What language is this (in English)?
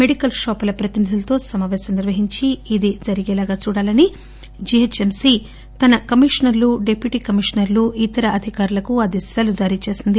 Telugu